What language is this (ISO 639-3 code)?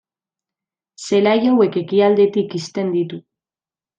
eus